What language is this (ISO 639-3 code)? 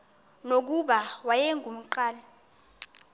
xho